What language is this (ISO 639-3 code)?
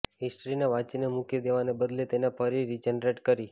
guj